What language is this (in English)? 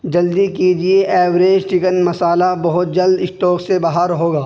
Urdu